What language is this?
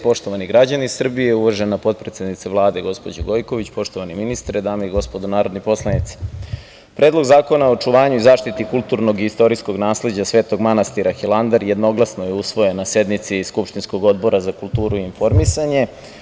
Serbian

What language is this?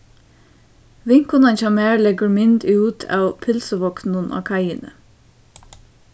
Faroese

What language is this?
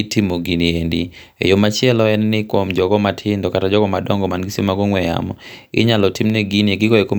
Luo (Kenya and Tanzania)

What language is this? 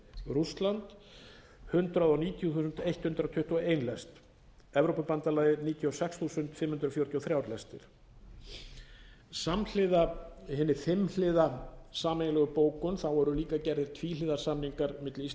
Icelandic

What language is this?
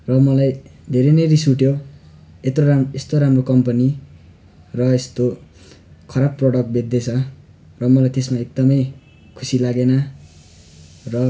Nepali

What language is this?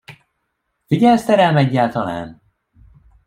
Hungarian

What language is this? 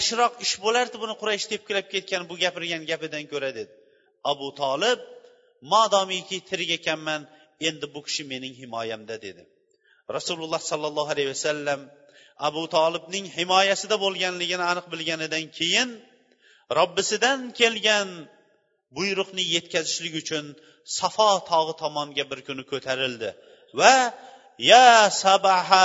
Bulgarian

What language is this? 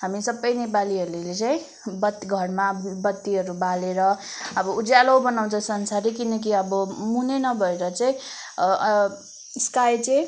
Nepali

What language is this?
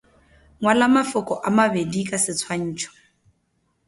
Northern Sotho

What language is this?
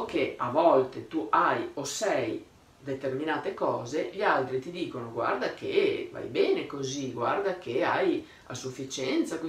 Italian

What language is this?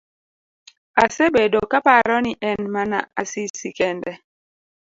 Luo (Kenya and Tanzania)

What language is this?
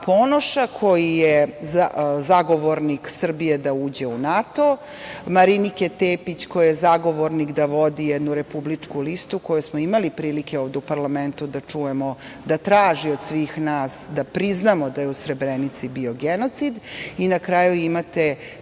Serbian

